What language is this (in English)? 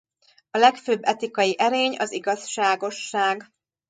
Hungarian